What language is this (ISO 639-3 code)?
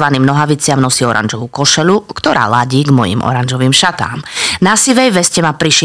slk